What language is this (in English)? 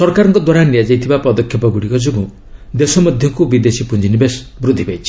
Odia